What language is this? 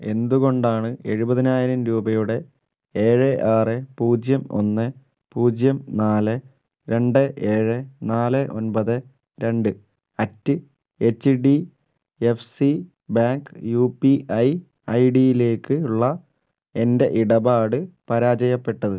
Malayalam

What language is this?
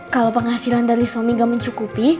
Indonesian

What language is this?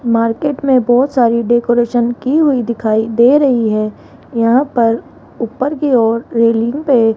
Hindi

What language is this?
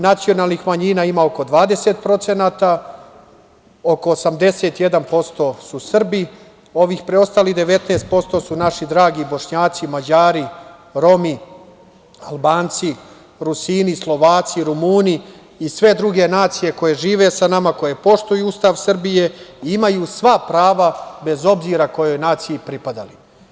Serbian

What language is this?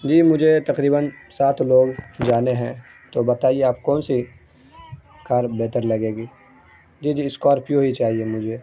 Urdu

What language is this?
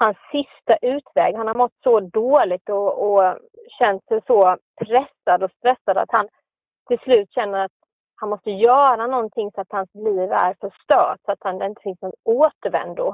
Swedish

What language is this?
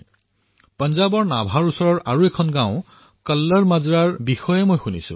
Assamese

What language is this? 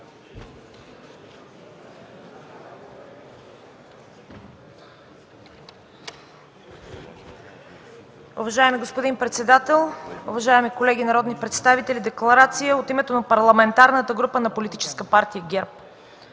Bulgarian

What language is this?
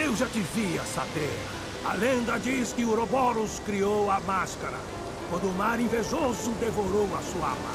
Portuguese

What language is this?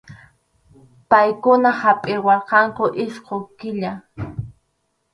Arequipa-La Unión Quechua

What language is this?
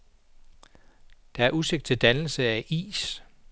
Danish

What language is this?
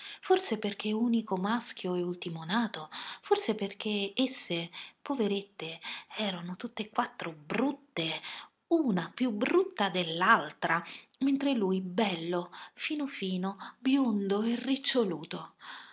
Italian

